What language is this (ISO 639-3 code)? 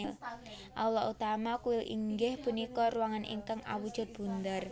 jav